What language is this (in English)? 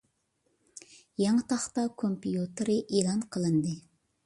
Uyghur